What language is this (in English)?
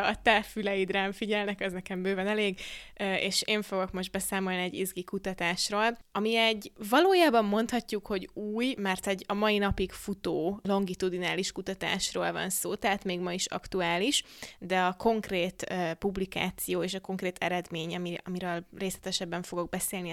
Hungarian